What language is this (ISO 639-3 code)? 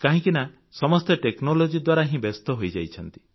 ori